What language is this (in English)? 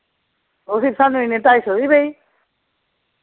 Dogri